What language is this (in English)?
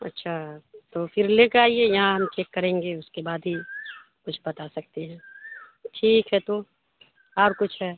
Urdu